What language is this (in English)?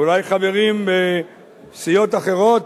Hebrew